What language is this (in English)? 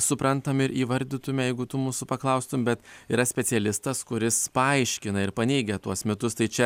Lithuanian